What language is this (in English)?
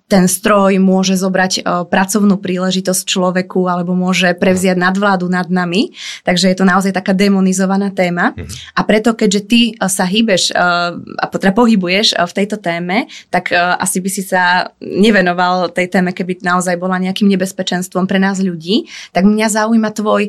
Slovak